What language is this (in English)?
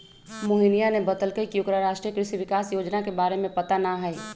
Magahi